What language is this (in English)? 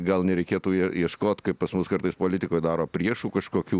Lithuanian